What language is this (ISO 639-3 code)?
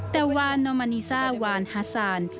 tha